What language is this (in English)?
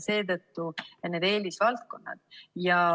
Estonian